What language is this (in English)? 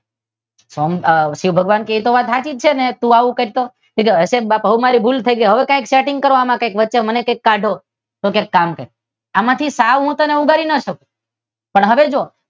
Gujarati